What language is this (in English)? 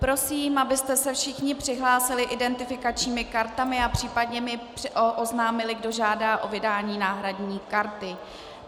Czech